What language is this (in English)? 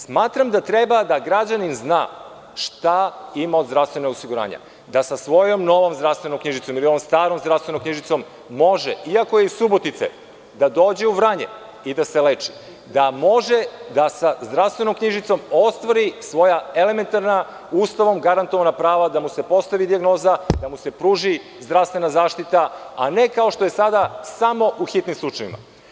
Serbian